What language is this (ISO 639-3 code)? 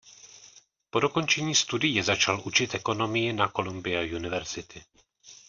ces